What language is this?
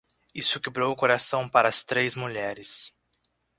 Portuguese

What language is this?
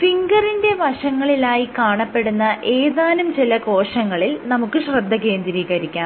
Malayalam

